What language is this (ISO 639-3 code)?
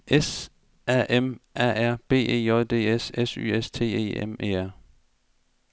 dan